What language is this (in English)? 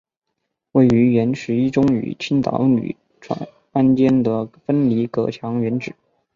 Chinese